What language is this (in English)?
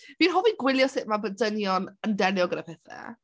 Welsh